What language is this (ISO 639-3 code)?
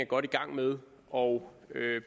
dan